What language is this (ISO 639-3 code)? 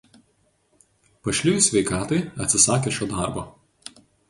lit